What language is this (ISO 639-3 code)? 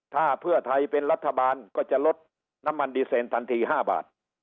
tha